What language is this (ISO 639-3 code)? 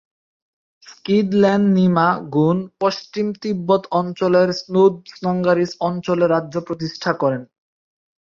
ben